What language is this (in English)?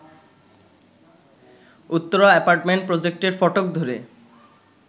Bangla